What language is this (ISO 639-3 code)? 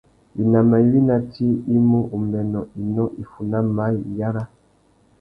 bag